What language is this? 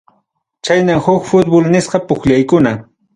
Ayacucho Quechua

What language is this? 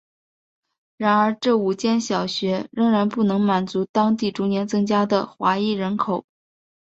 Chinese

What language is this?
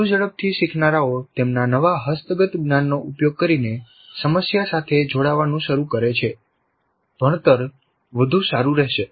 Gujarati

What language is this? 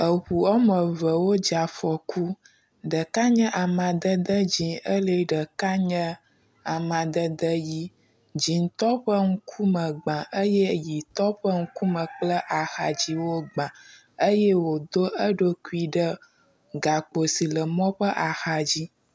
Ewe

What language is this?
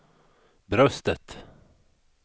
Swedish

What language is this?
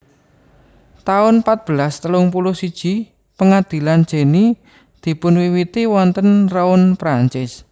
Javanese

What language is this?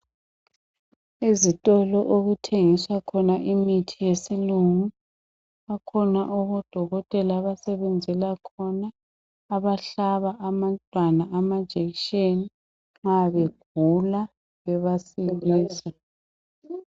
North Ndebele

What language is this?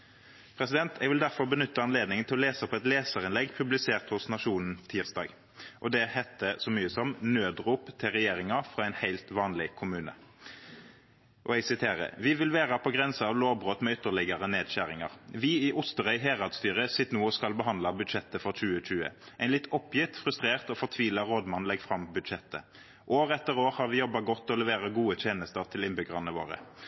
Norwegian Nynorsk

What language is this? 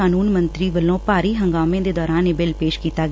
Punjabi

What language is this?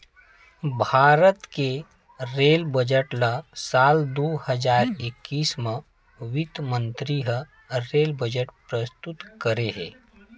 Chhattisgarhi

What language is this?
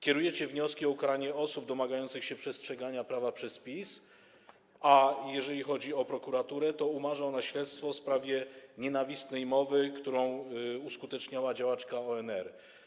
Polish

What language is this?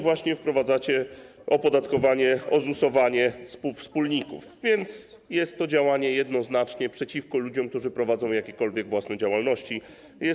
Polish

